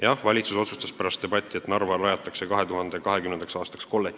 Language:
Estonian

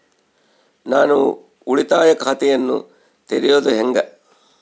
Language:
Kannada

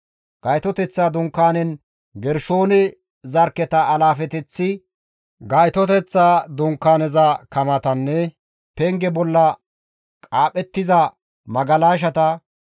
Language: Gamo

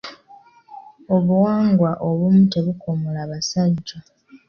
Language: Ganda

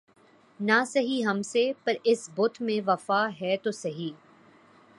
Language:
Urdu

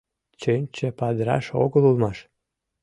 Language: Mari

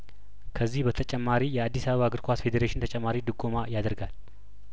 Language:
Amharic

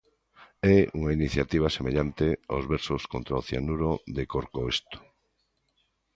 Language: Galician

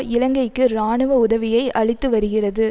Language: Tamil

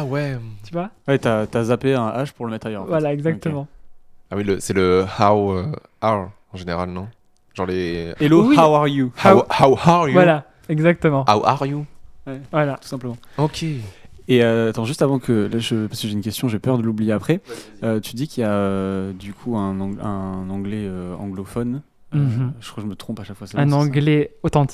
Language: French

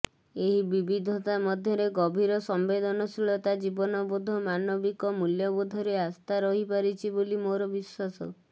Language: Odia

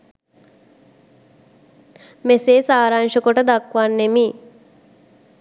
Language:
Sinhala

